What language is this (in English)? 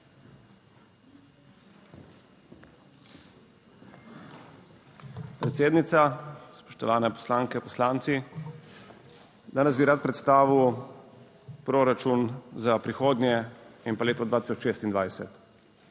Slovenian